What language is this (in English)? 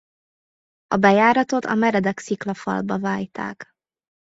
Hungarian